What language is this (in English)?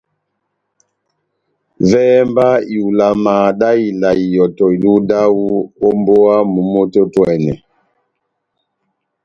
Batanga